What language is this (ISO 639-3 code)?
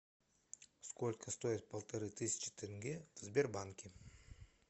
rus